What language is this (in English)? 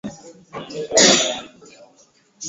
Swahili